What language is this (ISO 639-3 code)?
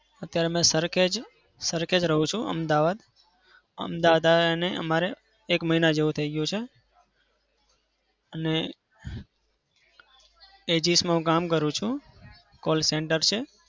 guj